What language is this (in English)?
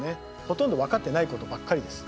Japanese